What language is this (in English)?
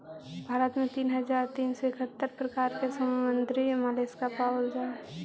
Magahi